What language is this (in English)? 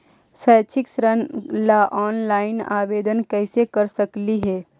Magahi